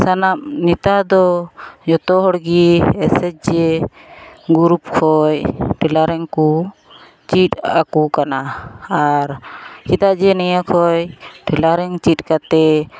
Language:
Santali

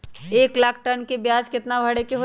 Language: Magahi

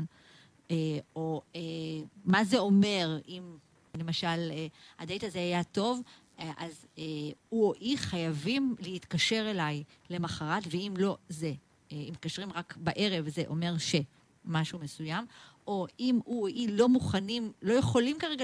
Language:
Hebrew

